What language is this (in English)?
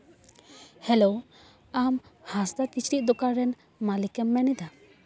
Santali